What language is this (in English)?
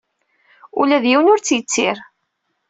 Kabyle